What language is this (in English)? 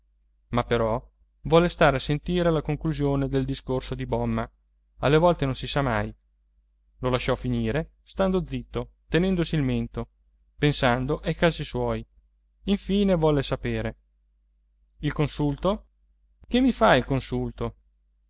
Italian